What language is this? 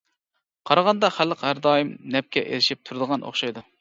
Uyghur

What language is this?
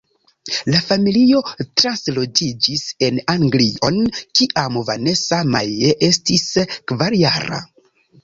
Esperanto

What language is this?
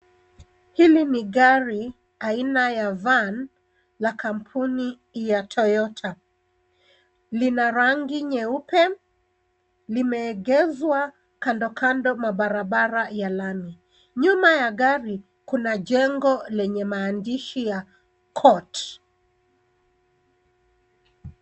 Swahili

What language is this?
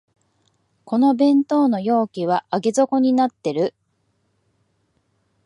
Japanese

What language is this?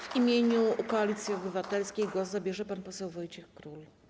Polish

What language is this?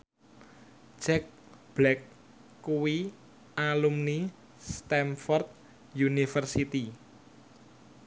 Javanese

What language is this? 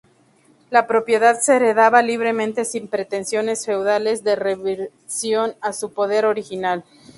Spanish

